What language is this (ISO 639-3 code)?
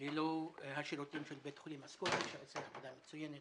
heb